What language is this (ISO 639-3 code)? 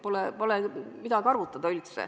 est